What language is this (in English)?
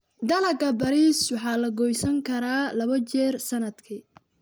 Somali